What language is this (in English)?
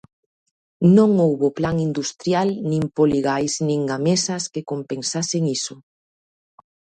Galician